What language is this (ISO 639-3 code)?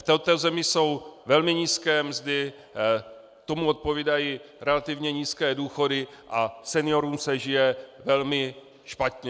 ces